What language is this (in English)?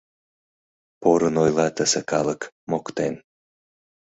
Mari